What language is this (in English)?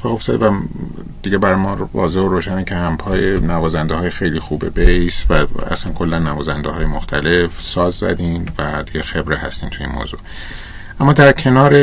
Persian